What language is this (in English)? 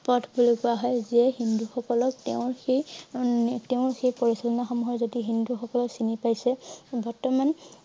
Assamese